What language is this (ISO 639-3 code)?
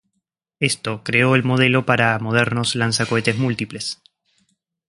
spa